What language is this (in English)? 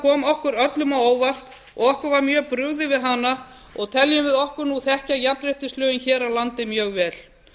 Icelandic